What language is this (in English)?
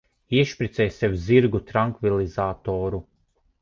Latvian